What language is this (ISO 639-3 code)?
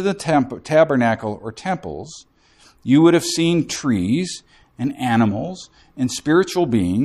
eng